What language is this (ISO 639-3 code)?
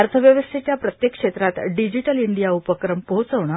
mar